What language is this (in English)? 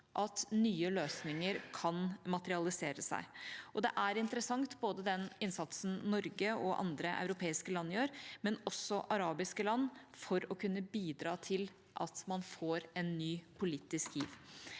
Norwegian